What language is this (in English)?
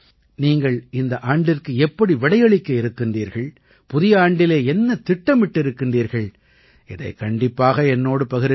Tamil